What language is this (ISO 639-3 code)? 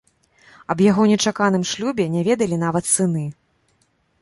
bel